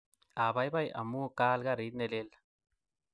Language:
Kalenjin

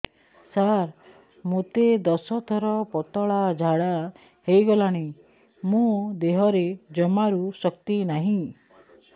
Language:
Odia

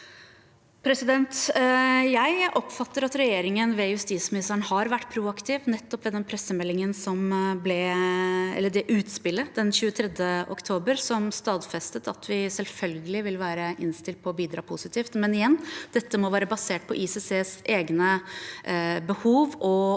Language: Norwegian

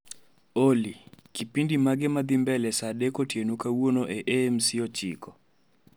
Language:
Luo (Kenya and Tanzania)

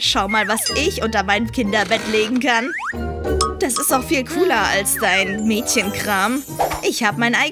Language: German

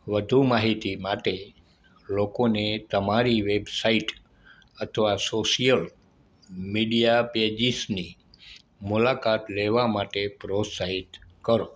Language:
Gujarati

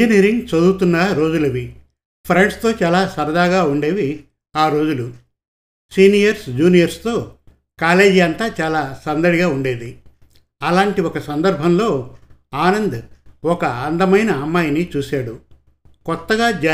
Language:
Telugu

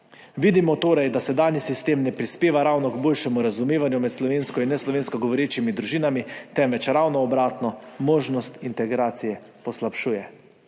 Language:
Slovenian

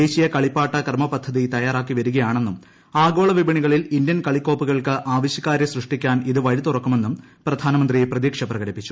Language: Malayalam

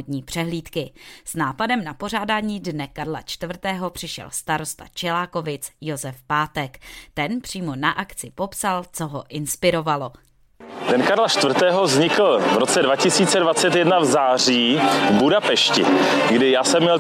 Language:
Czech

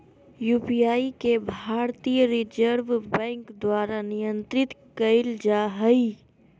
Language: Magahi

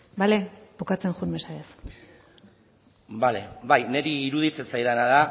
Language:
Basque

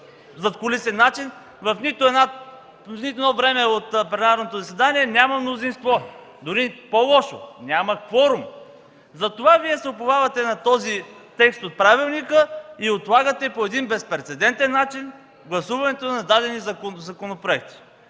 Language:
Bulgarian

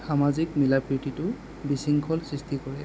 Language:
Assamese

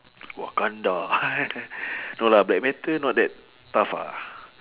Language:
English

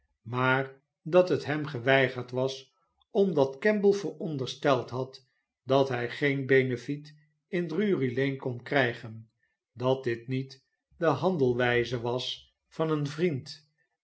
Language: Dutch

